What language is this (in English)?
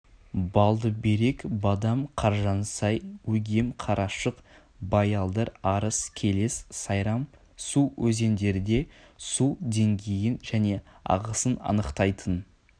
Kazakh